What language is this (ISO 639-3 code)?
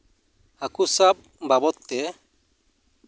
sat